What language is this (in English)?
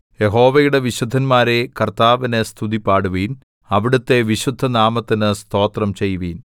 Malayalam